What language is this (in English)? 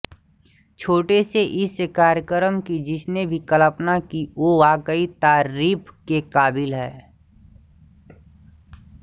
Hindi